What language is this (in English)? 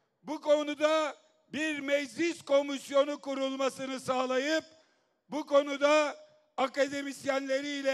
Turkish